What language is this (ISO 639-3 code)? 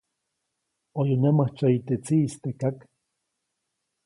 zoc